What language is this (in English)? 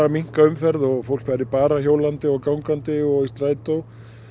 Icelandic